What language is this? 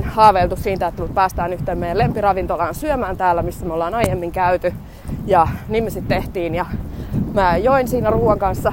Finnish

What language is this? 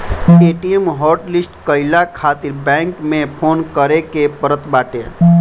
Bhojpuri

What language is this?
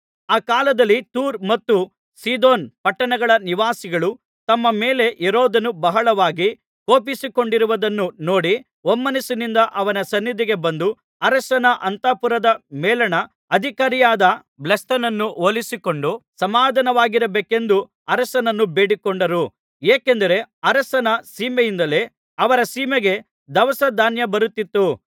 Kannada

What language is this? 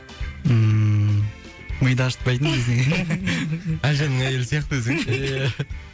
Kazakh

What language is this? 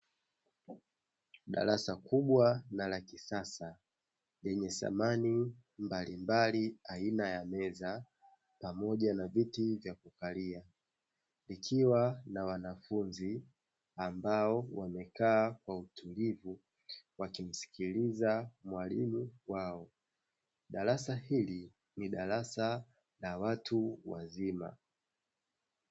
Swahili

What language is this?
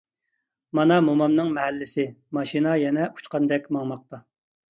Uyghur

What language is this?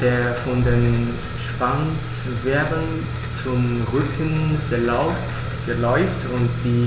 German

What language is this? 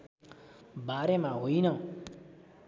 Nepali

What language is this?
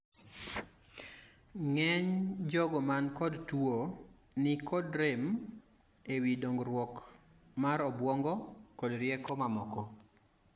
Luo (Kenya and Tanzania)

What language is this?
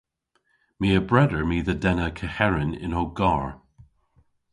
Cornish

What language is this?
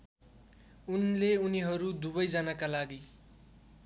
Nepali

